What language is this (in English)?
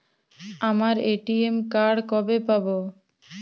Bangla